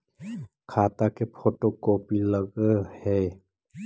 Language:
Magahi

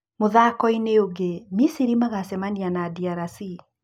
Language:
Kikuyu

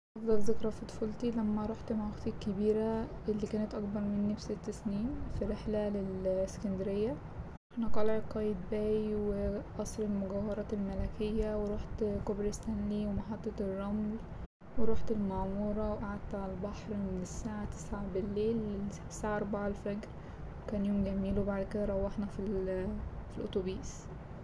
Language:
Egyptian Arabic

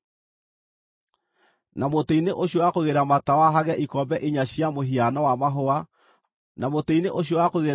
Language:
Kikuyu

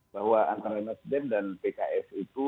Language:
Indonesian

